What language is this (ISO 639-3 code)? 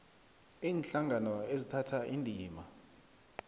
nbl